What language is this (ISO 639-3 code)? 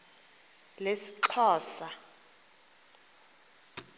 xho